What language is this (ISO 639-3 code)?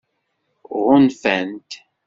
kab